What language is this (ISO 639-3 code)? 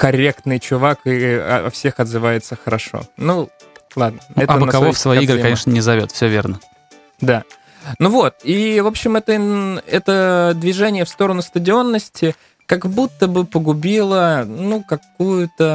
rus